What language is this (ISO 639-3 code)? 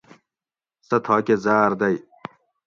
gwc